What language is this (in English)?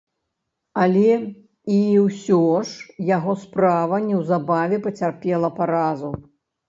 Belarusian